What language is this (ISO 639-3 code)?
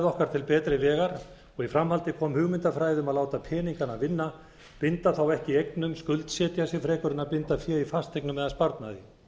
isl